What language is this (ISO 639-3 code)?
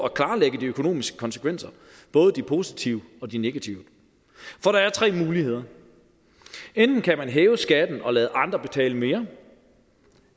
dan